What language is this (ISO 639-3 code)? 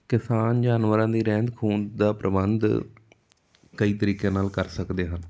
pan